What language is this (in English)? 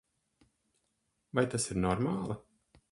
Latvian